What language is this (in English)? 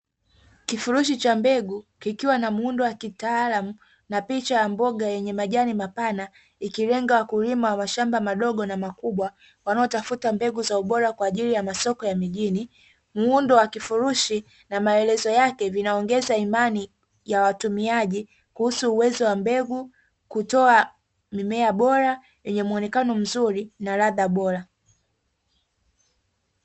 Swahili